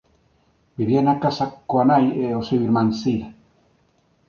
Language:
Galician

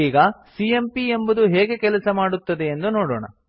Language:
Kannada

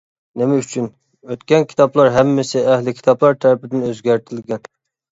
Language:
Uyghur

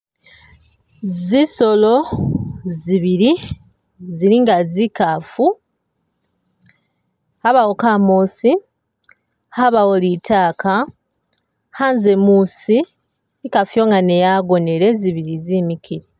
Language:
Masaaba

